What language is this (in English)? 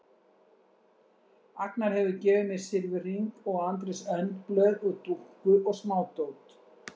Icelandic